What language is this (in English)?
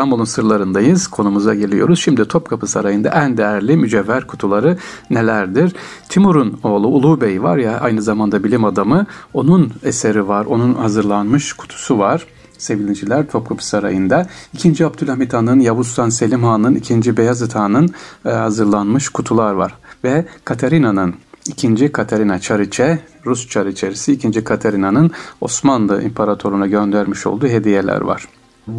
Turkish